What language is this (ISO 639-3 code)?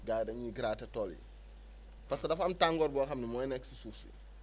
wol